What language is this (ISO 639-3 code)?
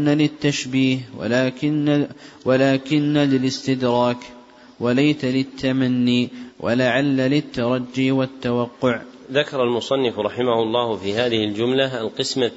ara